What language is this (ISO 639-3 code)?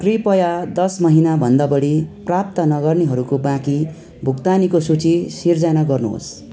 nep